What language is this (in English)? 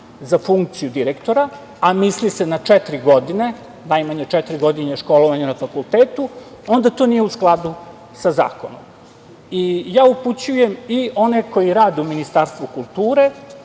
Serbian